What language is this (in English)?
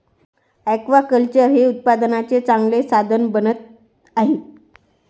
Marathi